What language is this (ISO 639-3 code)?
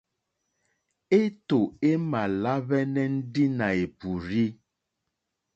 bri